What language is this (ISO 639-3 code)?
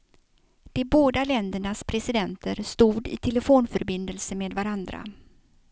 swe